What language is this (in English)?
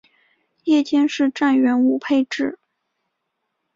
Chinese